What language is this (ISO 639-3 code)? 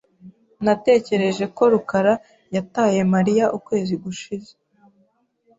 kin